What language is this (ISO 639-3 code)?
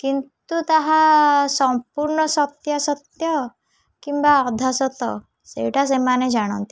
ori